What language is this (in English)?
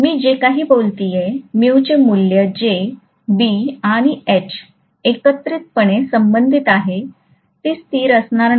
Marathi